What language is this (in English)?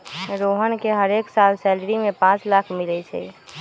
Magahi